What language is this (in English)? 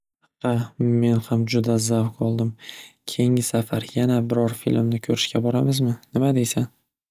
Uzbek